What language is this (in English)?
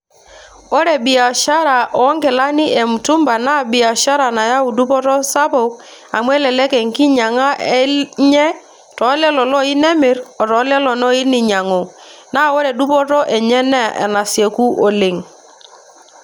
Masai